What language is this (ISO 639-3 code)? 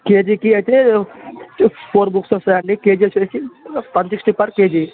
tel